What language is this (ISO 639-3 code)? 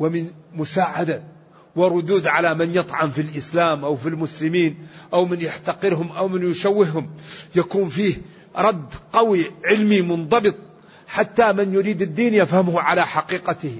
ara